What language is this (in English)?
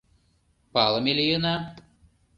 Mari